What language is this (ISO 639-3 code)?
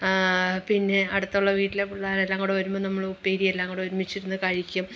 mal